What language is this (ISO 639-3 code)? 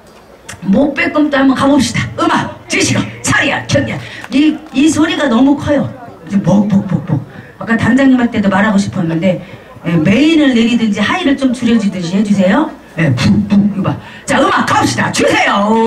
kor